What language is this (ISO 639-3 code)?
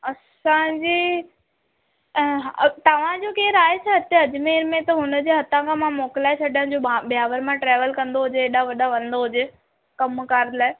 snd